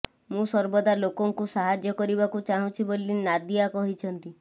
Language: Odia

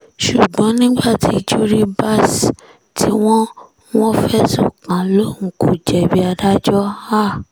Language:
Yoruba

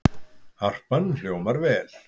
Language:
Icelandic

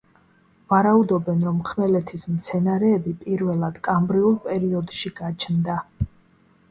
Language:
Georgian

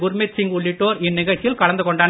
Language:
Tamil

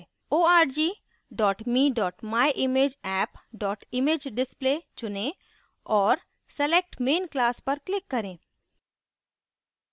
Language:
Hindi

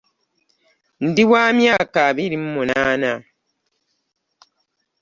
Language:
Ganda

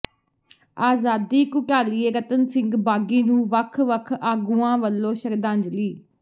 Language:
Punjabi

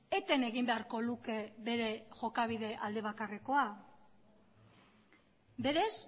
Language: Basque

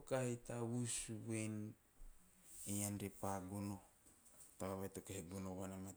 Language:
Teop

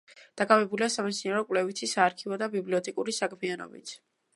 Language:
Georgian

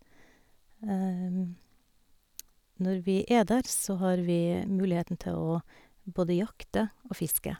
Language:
Norwegian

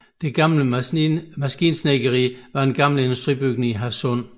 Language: Danish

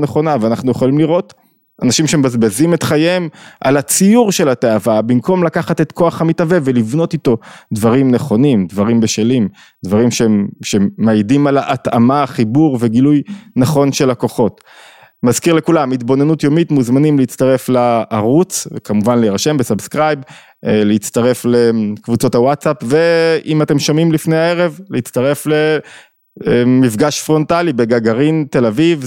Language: Hebrew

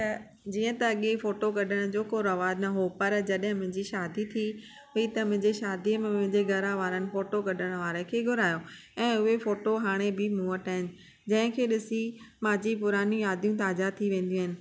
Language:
Sindhi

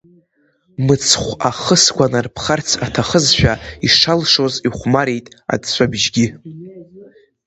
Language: Abkhazian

